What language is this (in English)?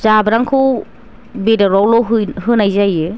Bodo